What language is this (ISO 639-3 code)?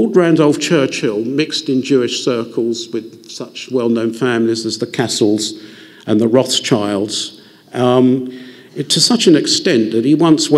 eng